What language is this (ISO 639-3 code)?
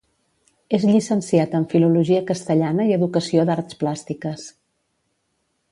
cat